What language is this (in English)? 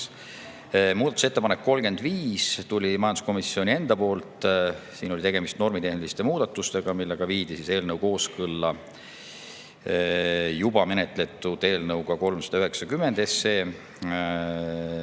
Estonian